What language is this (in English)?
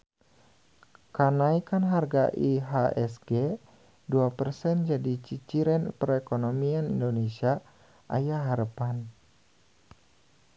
Sundanese